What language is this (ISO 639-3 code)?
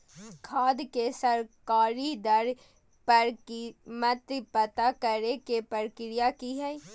mag